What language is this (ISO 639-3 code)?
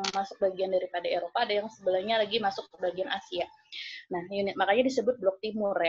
ind